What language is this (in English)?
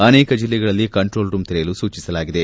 Kannada